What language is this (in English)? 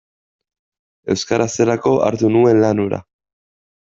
Basque